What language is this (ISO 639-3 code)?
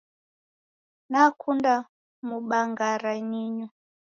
dav